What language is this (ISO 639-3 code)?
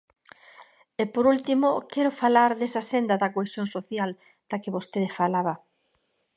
glg